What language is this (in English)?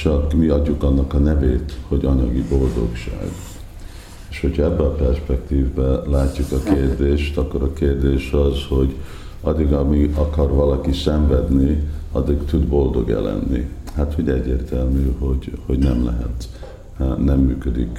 Hungarian